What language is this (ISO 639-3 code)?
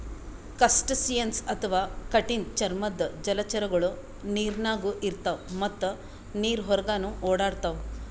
kan